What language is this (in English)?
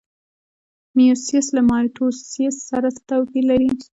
Pashto